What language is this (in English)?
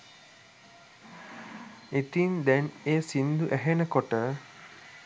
Sinhala